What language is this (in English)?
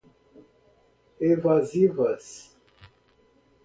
Portuguese